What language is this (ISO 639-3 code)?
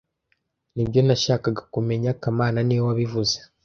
kin